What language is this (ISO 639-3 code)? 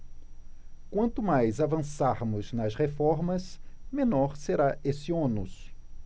por